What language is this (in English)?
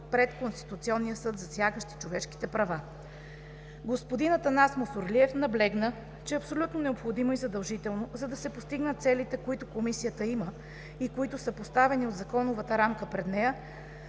Bulgarian